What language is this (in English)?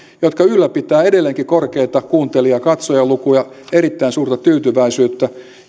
Finnish